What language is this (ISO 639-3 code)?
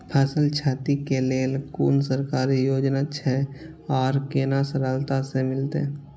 mai